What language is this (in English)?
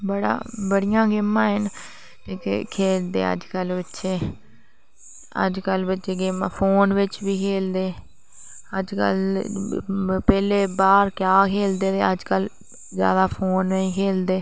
Dogri